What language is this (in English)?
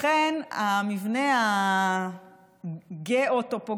Hebrew